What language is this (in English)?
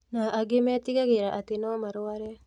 Kikuyu